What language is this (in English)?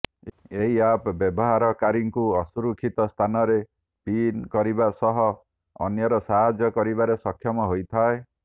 Odia